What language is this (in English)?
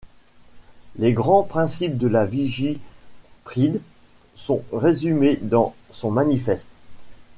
French